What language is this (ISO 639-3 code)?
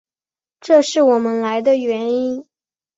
zho